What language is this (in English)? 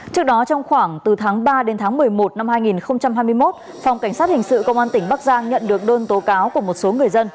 Vietnamese